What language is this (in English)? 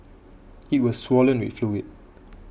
English